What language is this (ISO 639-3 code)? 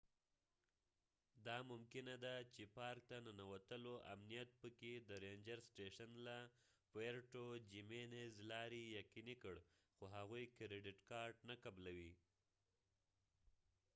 pus